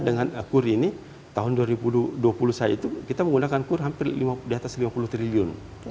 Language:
Indonesian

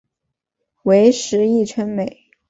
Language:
Chinese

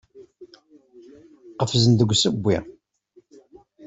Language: Kabyle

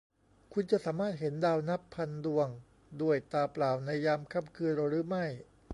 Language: Thai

